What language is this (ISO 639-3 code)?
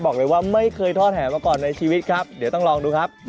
tha